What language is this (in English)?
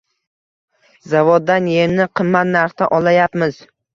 Uzbek